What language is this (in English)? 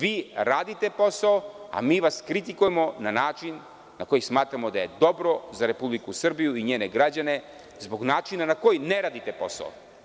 Serbian